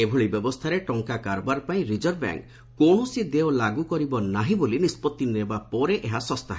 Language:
Odia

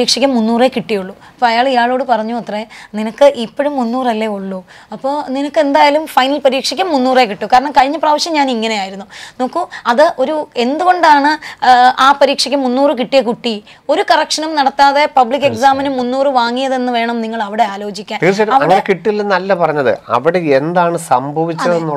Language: Malayalam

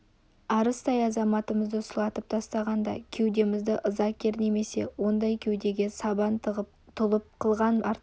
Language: Kazakh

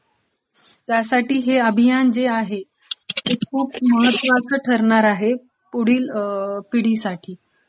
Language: Marathi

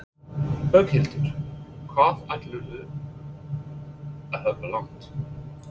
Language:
Icelandic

